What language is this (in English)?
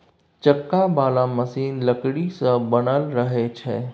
Maithili